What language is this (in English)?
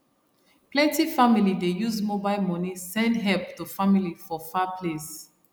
Nigerian Pidgin